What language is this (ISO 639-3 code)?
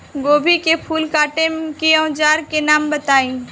bho